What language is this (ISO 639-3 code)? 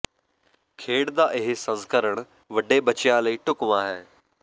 pan